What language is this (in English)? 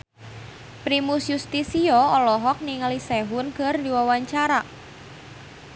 Sundanese